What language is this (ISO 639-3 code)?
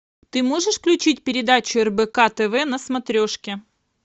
rus